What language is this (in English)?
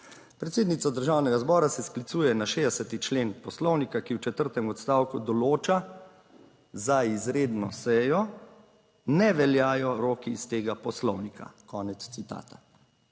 Slovenian